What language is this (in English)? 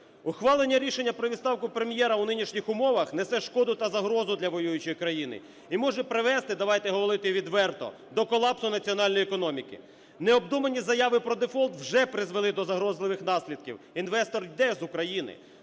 Ukrainian